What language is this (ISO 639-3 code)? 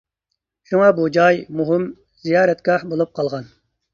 uig